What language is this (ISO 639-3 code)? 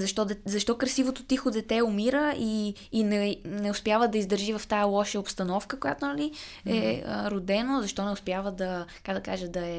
bul